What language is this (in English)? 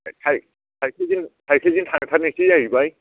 Bodo